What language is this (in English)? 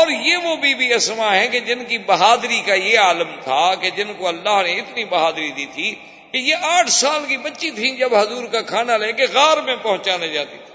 Urdu